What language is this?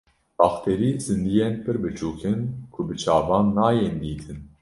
Kurdish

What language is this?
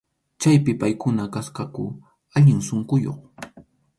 Arequipa-La Unión Quechua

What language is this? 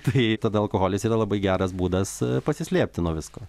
Lithuanian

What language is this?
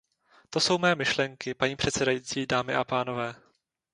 Czech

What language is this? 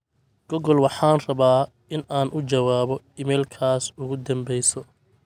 Somali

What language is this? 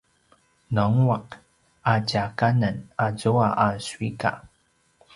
Paiwan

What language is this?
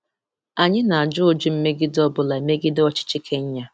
Igbo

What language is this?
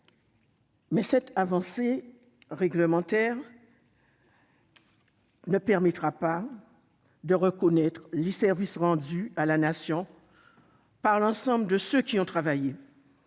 French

